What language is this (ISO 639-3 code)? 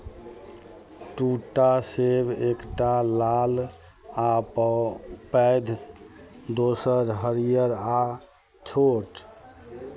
mai